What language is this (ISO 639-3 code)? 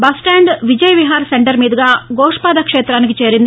tel